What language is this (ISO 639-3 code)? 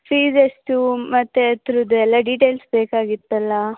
kan